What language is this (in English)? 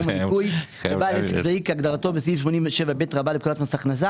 Hebrew